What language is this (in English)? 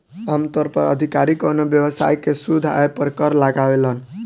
Bhojpuri